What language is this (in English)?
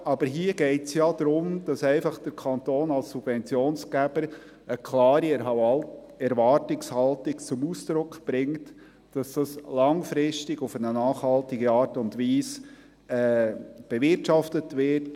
Swiss German